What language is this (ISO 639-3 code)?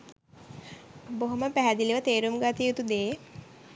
sin